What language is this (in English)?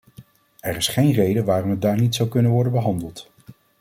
Dutch